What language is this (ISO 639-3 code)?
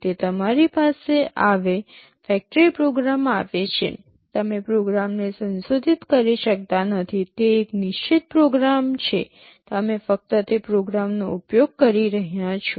guj